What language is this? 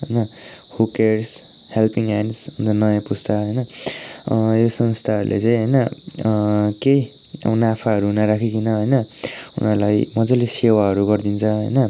Nepali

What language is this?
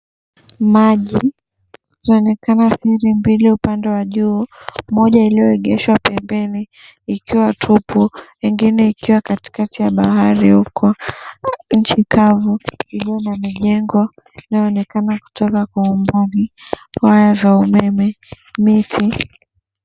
Swahili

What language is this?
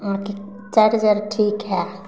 Maithili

